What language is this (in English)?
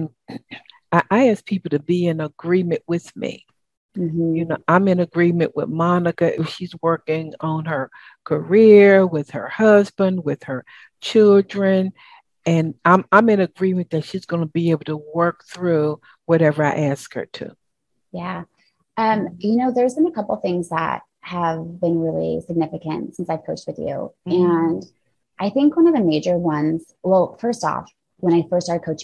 English